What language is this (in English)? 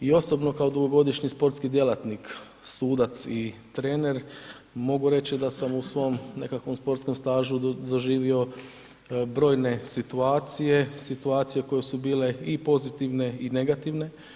Croatian